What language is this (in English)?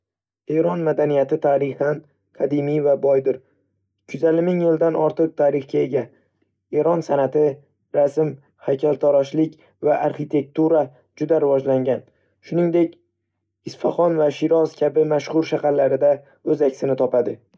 Uzbek